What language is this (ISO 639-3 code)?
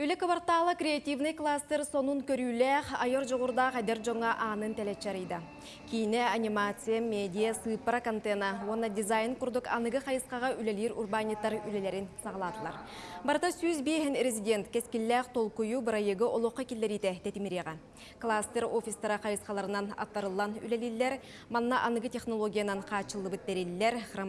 tur